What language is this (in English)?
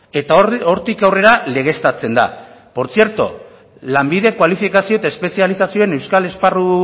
Basque